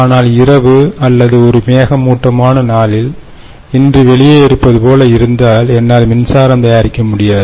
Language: Tamil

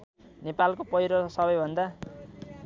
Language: Nepali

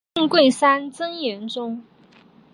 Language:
Chinese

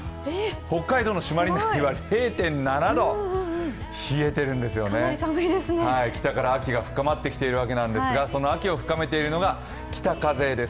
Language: Japanese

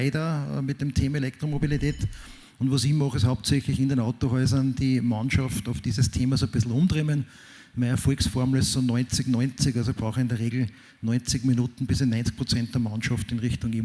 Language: German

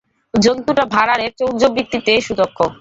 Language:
Bangla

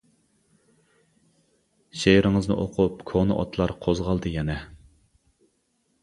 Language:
Uyghur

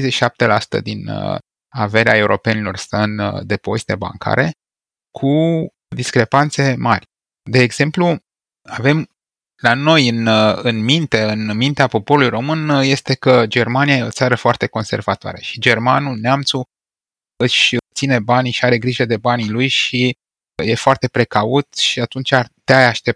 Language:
Romanian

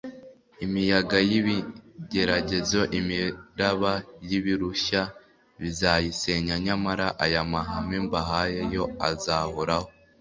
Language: Kinyarwanda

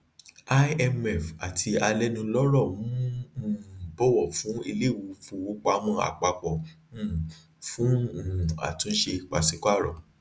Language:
Yoruba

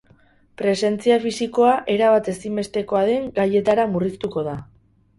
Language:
Basque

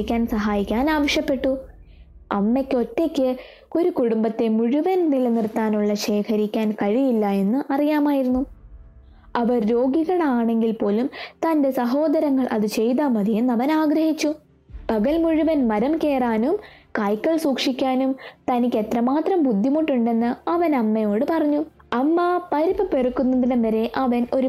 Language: Malayalam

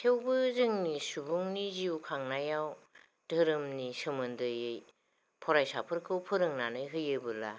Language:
Bodo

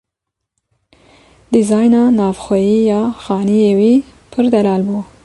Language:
Kurdish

